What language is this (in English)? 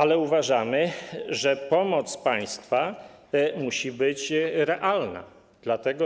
Polish